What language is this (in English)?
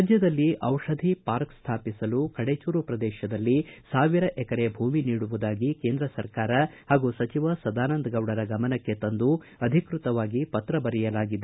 Kannada